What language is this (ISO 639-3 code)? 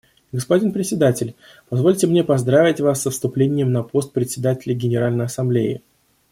rus